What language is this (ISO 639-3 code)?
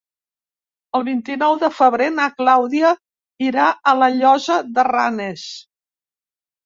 cat